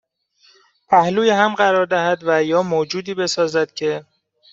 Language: Persian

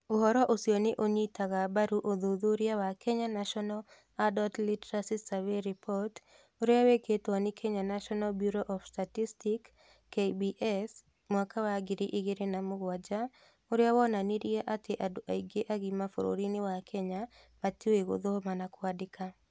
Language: Kikuyu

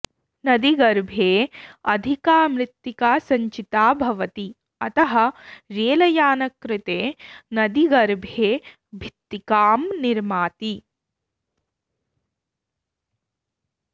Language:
Sanskrit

